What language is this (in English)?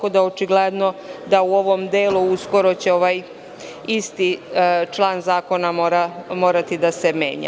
Serbian